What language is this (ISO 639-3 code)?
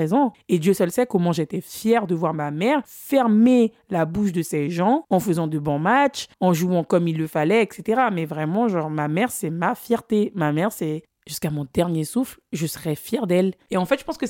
fra